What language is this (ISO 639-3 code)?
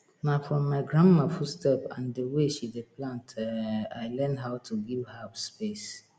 pcm